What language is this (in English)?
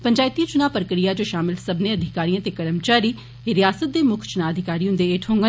Dogri